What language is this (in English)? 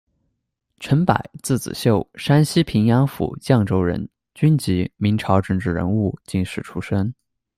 Chinese